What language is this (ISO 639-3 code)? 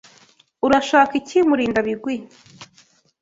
kin